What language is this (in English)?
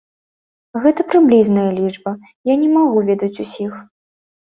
Belarusian